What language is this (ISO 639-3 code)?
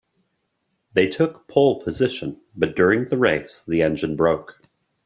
eng